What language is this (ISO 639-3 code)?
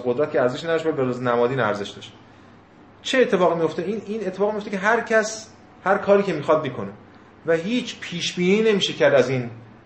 fas